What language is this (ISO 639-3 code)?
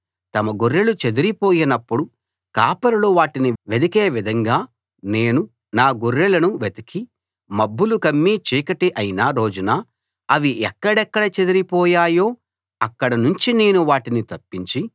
tel